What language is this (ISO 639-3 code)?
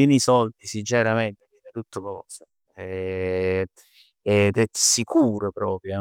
nap